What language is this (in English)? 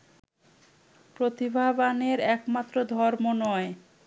Bangla